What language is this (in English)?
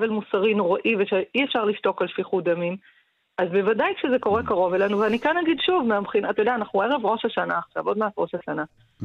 Hebrew